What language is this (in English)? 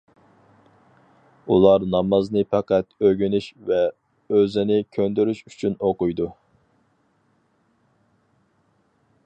Uyghur